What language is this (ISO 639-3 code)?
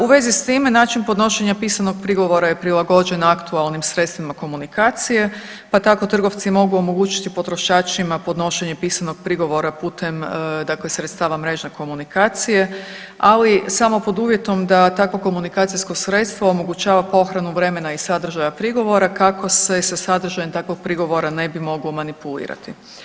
hrv